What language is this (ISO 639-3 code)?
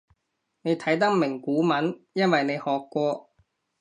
yue